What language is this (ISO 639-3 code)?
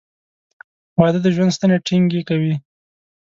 pus